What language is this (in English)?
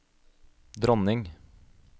Norwegian